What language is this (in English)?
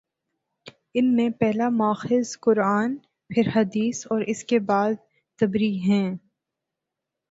Urdu